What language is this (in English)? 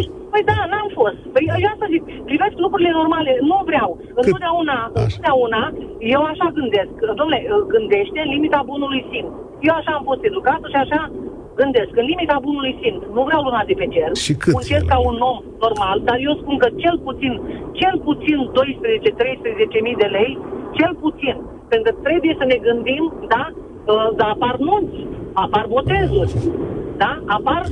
Romanian